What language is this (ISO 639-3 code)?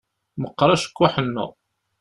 kab